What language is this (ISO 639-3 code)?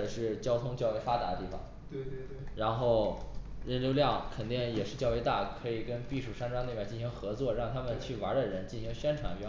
zho